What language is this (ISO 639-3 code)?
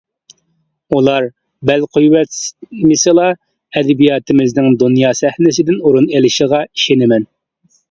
uig